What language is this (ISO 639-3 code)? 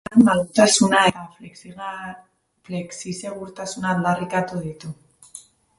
eus